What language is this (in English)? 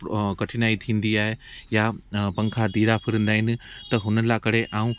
Sindhi